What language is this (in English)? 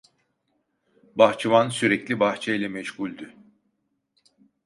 Turkish